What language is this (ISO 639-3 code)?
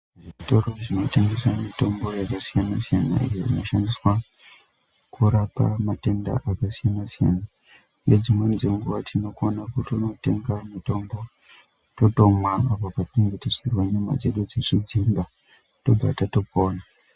ndc